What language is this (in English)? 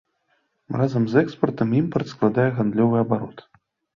Belarusian